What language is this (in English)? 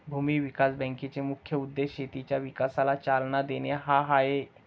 Marathi